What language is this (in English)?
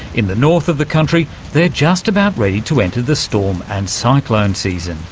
English